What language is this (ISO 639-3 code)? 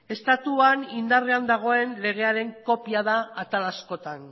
eus